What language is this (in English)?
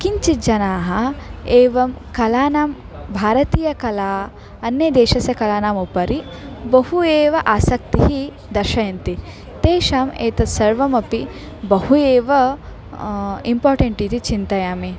Sanskrit